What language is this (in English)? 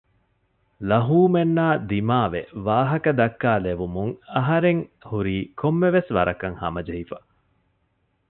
Divehi